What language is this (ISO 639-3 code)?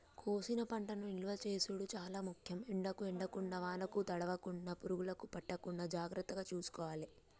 tel